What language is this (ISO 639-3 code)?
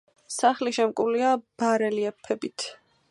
kat